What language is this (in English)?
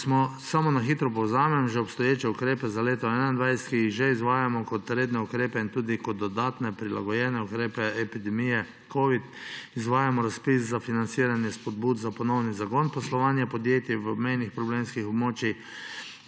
Slovenian